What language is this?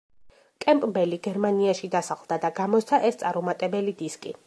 Georgian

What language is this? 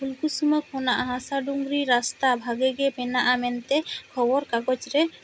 Santali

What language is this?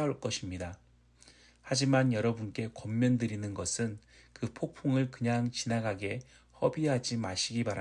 Korean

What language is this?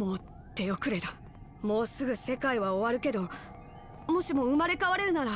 Japanese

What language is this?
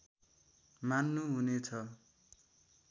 Nepali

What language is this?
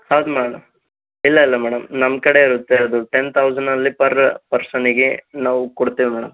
Kannada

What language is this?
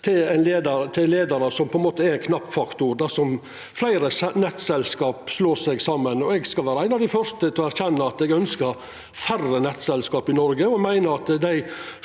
Norwegian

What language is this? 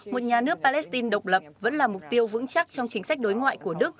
Vietnamese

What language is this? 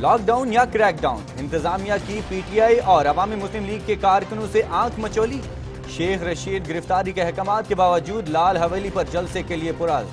Hindi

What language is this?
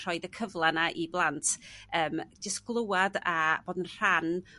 Welsh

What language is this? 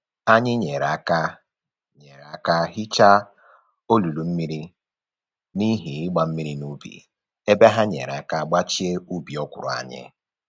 Igbo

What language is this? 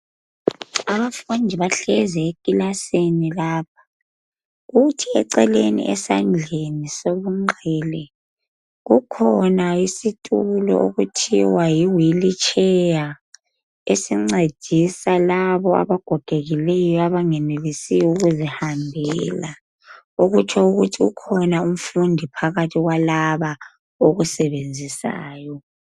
North Ndebele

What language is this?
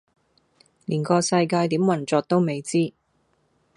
Cantonese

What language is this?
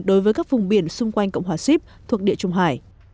Vietnamese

